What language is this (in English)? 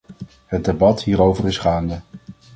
Dutch